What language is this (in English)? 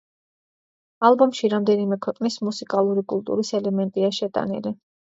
Georgian